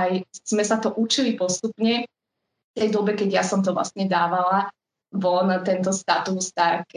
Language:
Slovak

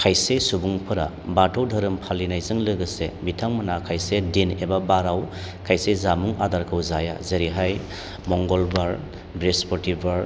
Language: Bodo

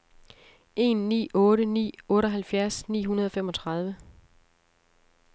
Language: Danish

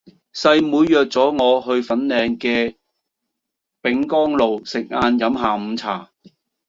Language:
Cantonese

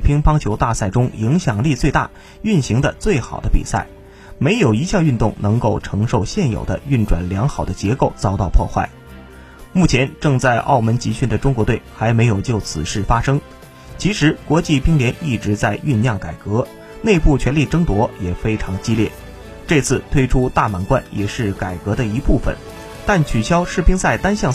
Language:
Chinese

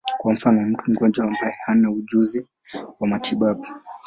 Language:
Swahili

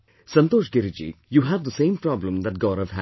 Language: English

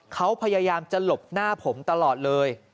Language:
Thai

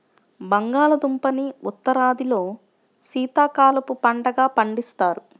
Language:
Telugu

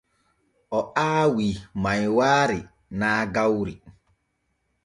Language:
Borgu Fulfulde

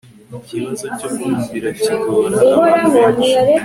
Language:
Kinyarwanda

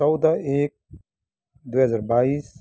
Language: Nepali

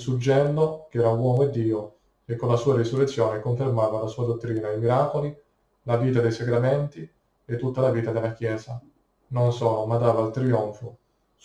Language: Italian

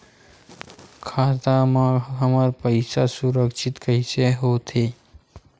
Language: Chhattisgarhi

